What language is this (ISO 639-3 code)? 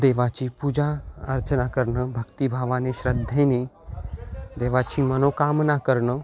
mar